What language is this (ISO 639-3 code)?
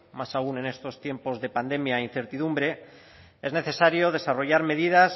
spa